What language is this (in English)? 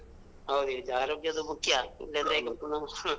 Kannada